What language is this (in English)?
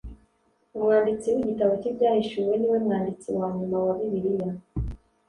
Kinyarwanda